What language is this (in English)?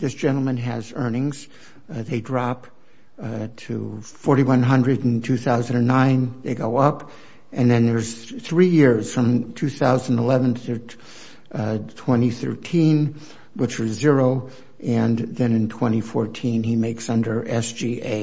English